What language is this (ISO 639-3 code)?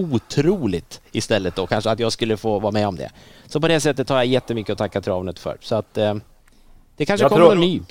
swe